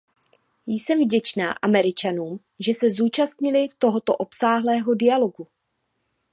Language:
Czech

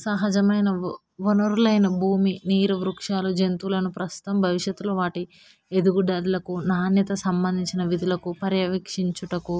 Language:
Telugu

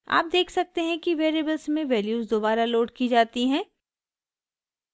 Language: Hindi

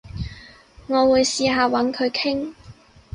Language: Cantonese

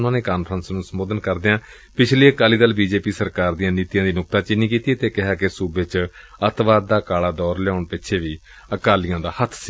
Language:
Punjabi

